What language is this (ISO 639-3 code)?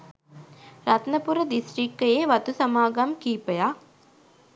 sin